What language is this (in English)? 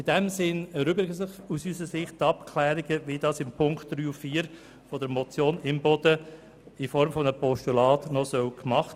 Swiss German